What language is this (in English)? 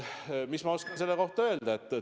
Estonian